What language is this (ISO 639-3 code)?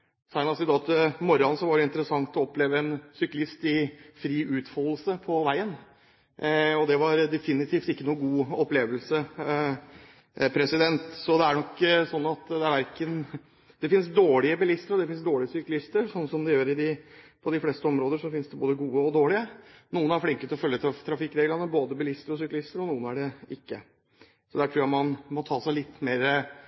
nob